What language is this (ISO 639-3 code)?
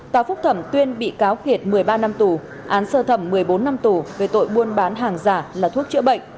vie